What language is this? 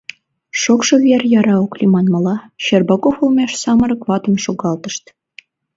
Mari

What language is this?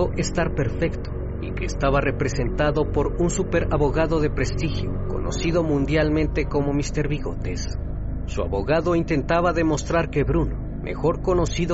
Spanish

